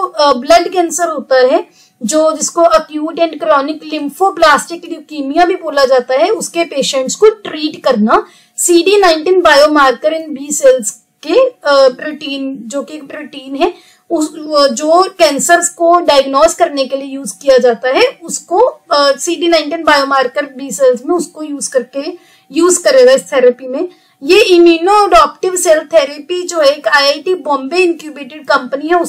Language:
Hindi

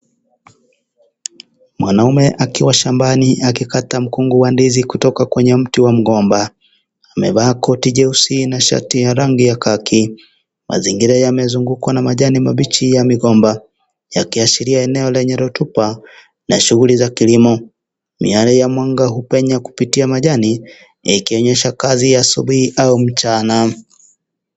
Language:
Swahili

